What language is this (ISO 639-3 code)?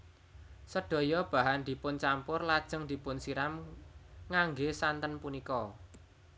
jav